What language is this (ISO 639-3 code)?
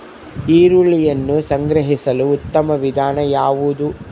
kan